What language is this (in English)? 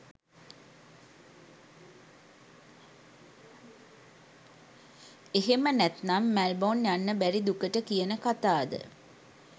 Sinhala